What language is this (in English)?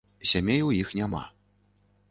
Belarusian